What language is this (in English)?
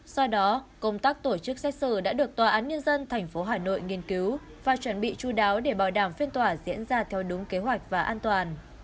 Vietnamese